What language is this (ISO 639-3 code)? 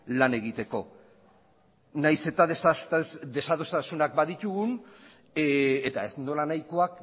eus